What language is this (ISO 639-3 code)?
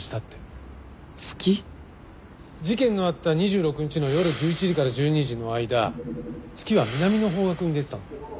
jpn